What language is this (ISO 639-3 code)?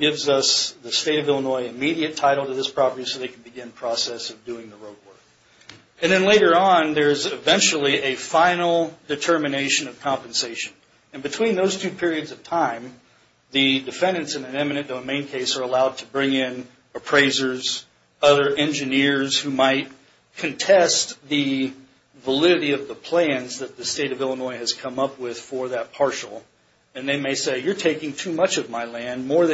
eng